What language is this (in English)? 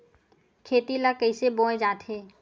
Chhattisgarhi